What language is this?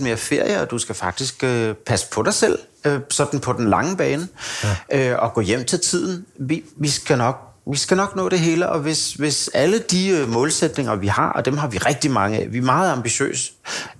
Danish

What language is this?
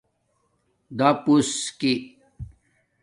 Domaaki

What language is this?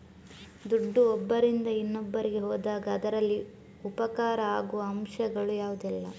Kannada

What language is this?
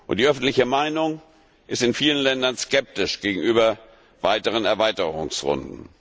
German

